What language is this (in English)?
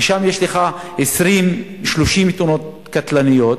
Hebrew